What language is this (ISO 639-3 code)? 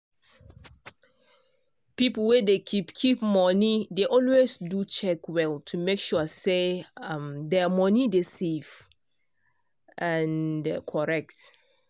pcm